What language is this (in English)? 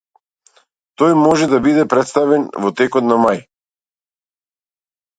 Macedonian